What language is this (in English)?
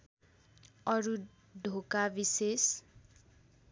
Nepali